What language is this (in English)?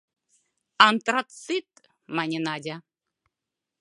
Mari